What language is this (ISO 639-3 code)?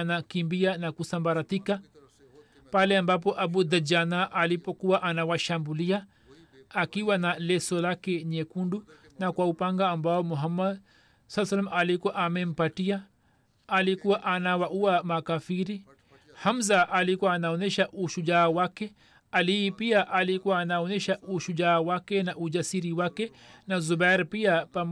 swa